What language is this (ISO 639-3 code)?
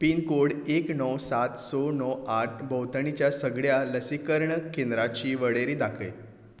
kok